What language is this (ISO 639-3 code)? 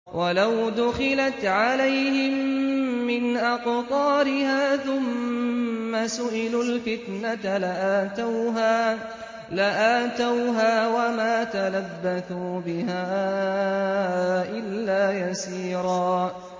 ara